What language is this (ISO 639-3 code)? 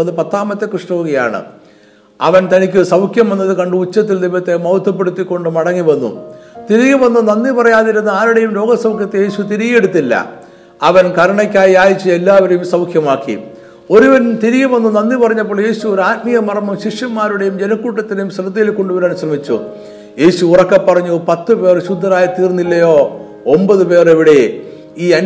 mal